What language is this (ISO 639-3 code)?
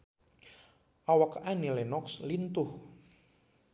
sun